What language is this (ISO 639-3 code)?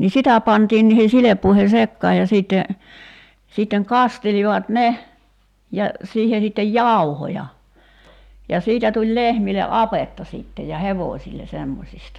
fin